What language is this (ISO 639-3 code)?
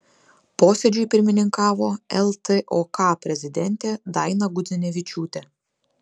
lit